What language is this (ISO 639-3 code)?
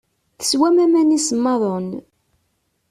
kab